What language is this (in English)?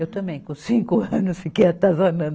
Portuguese